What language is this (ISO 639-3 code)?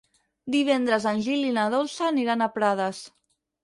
cat